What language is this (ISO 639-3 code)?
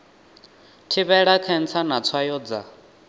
ven